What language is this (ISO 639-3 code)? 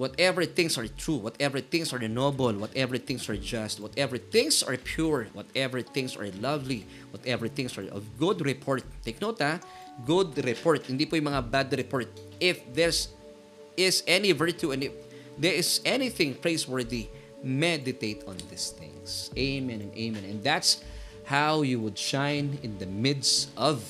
fil